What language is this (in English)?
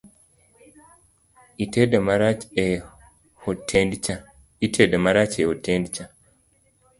Luo (Kenya and Tanzania)